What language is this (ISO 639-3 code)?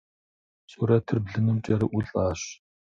kbd